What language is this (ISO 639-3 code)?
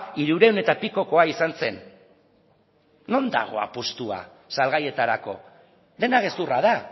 eus